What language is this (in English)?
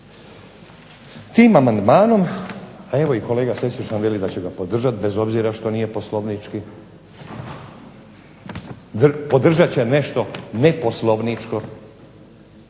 Croatian